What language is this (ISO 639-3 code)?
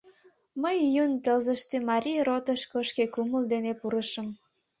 chm